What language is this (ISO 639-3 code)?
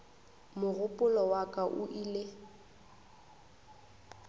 nso